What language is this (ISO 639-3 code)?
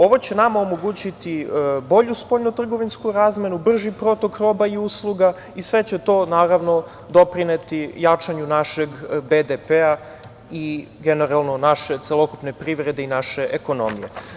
srp